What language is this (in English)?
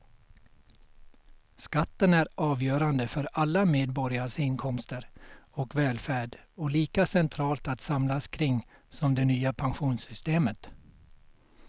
Swedish